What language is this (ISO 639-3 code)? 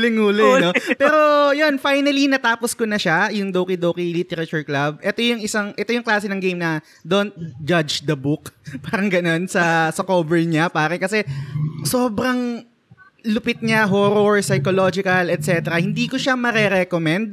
fil